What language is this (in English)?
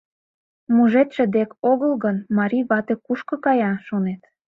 Mari